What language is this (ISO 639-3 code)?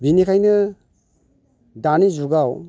brx